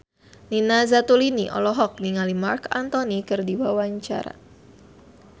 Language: Sundanese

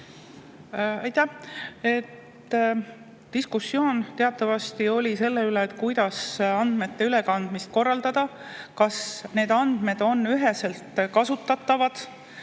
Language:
Estonian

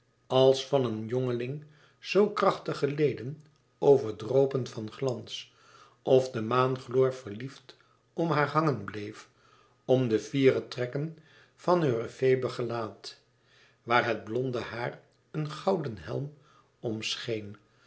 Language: Dutch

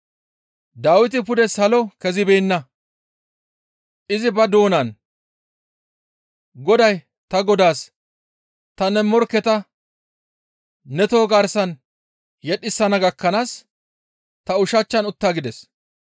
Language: Gamo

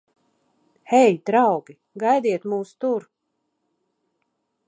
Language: Latvian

